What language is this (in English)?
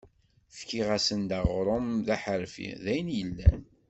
Kabyle